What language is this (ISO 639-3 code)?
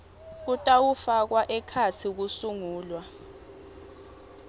ssw